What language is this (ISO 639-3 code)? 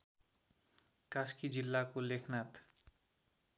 nep